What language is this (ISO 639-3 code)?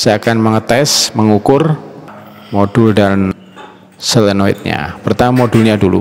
ind